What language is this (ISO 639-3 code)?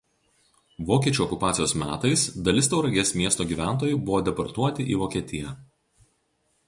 lit